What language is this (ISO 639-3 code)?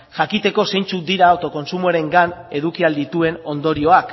eus